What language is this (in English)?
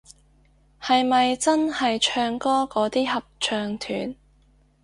Cantonese